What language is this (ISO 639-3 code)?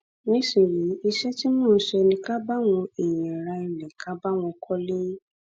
yor